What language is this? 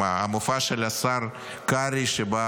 Hebrew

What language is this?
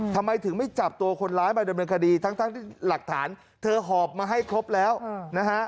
Thai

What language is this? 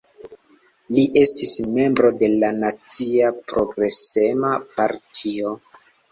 Esperanto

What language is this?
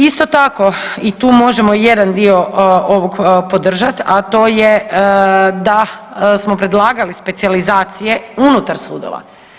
Croatian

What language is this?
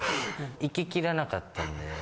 Japanese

